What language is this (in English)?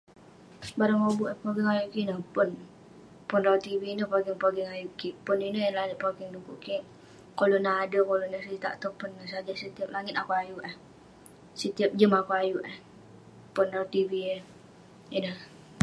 Western Penan